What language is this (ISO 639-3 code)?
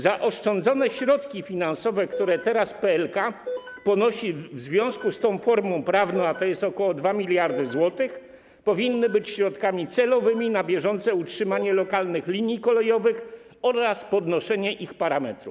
pol